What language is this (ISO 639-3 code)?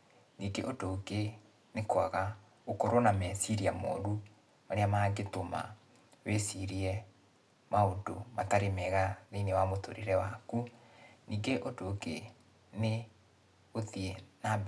kik